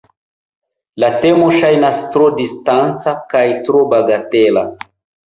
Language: Esperanto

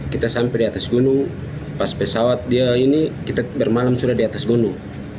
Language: Indonesian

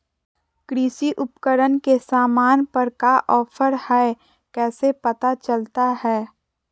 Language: Magahi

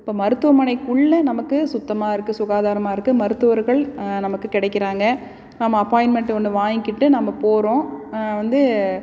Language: Tamil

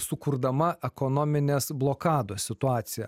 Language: Lithuanian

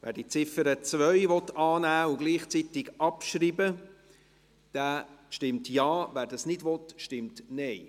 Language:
Swiss German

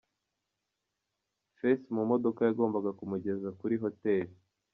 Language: Kinyarwanda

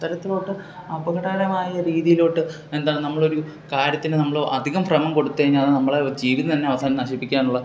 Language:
Malayalam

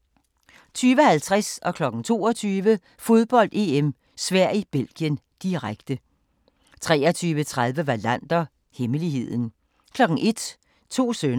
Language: Danish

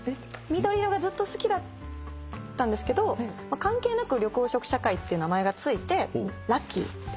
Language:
Japanese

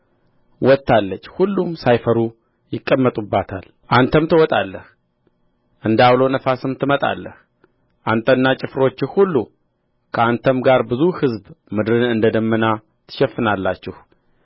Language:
Amharic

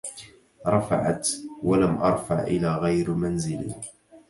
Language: Arabic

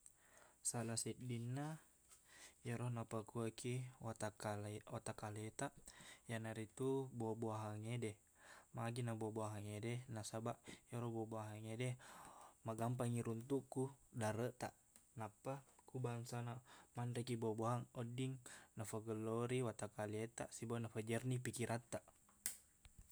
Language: Buginese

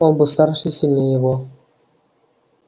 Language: Russian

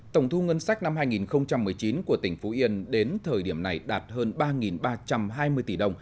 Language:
Vietnamese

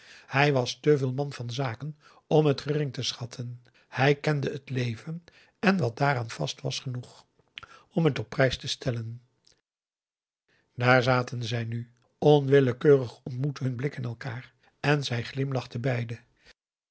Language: Dutch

